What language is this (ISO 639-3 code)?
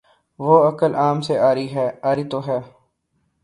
urd